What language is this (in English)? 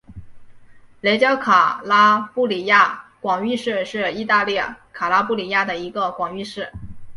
Chinese